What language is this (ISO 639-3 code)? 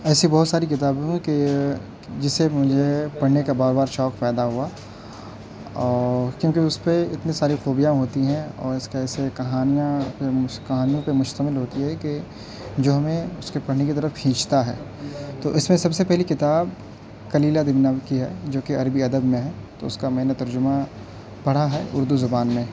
urd